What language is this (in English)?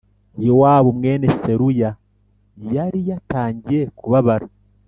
Kinyarwanda